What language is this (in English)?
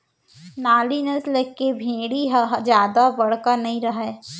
Chhattisgarhi